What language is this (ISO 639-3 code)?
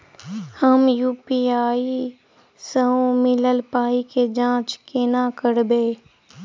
mai